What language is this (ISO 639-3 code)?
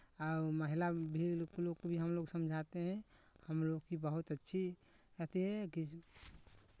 hin